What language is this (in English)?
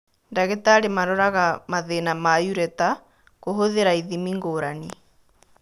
Kikuyu